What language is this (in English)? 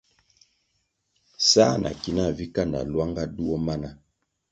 Kwasio